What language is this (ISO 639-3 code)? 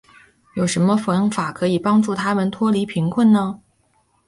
zho